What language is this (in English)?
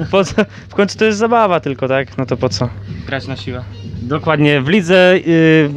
Polish